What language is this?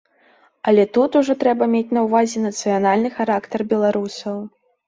Belarusian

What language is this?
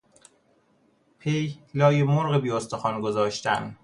Persian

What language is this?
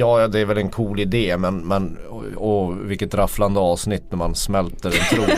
Swedish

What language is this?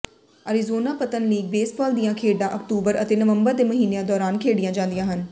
Punjabi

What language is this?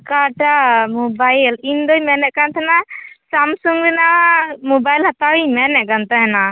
Santali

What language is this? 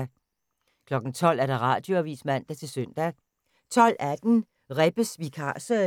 Danish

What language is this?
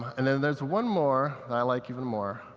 English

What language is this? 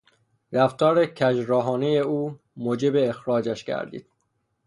Persian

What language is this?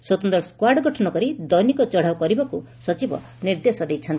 Odia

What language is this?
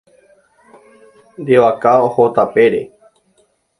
Guarani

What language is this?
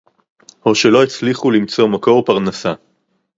Hebrew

